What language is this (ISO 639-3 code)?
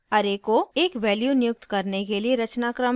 hin